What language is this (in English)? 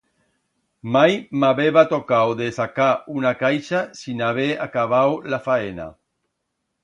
Aragonese